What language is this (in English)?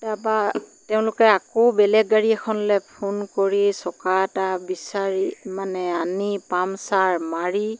Assamese